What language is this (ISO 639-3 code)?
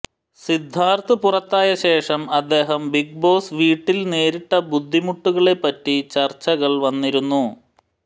mal